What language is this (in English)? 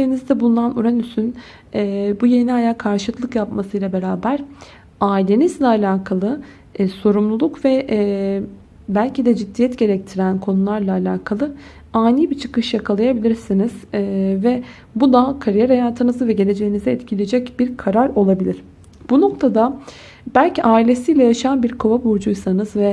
Turkish